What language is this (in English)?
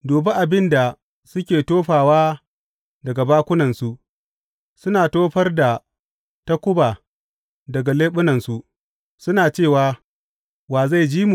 Hausa